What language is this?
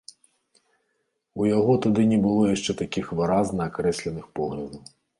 Belarusian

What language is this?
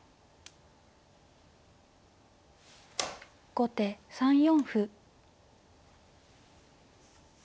Japanese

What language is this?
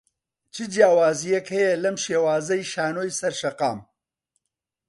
Central Kurdish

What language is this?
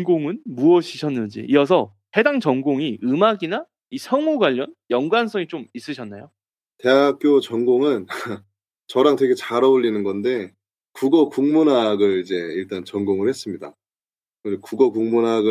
Korean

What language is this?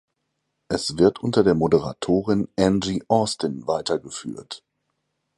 German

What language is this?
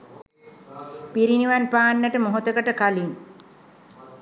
Sinhala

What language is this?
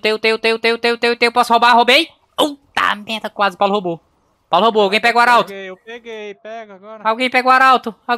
Portuguese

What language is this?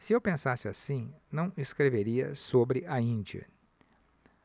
Portuguese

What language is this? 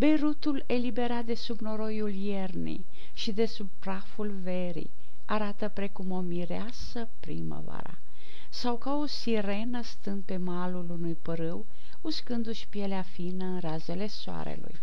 Romanian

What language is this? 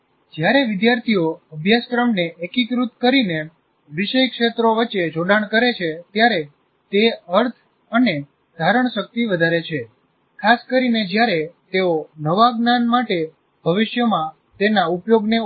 Gujarati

